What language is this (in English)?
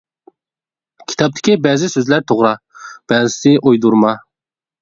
Uyghur